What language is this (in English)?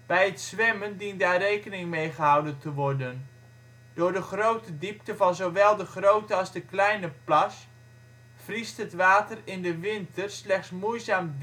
Dutch